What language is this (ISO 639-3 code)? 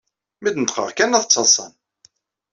kab